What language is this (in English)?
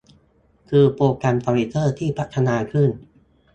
Thai